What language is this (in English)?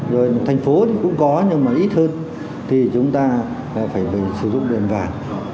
Vietnamese